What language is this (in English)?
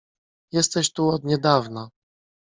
Polish